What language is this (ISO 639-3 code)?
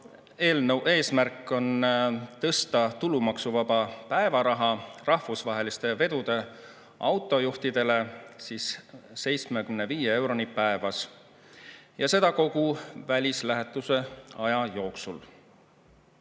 est